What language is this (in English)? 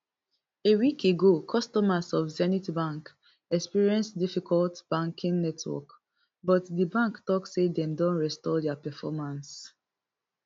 Nigerian Pidgin